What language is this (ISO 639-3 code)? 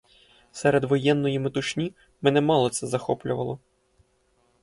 ukr